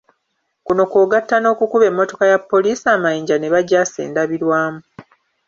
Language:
Ganda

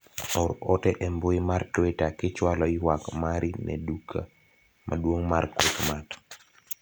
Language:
Luo (Kenya and Tanzania)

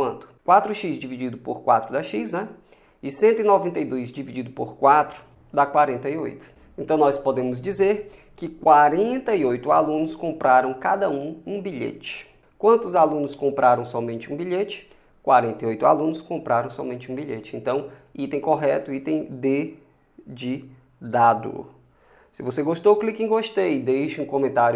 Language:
Portuguese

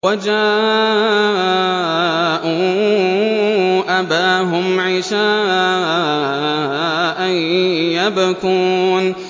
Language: Arabic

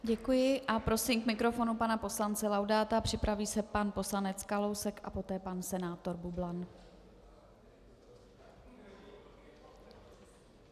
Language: Czech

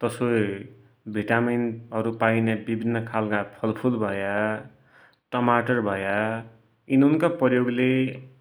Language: Dotyali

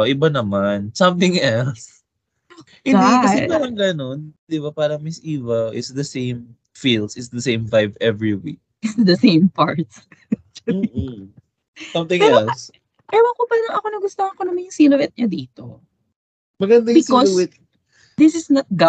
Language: Filipino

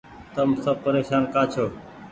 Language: Goaria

